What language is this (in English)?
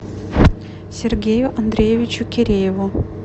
Russian